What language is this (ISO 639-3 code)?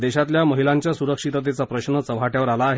mar